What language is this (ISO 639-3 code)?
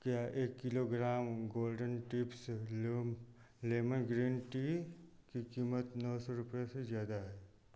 hin